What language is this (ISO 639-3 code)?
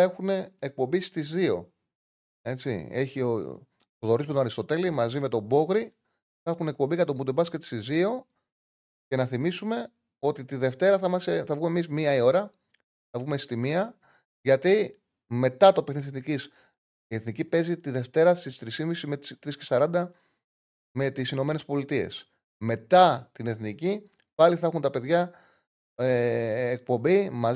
ell